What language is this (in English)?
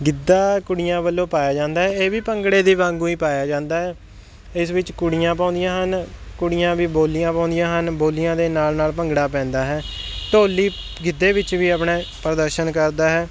Punjabi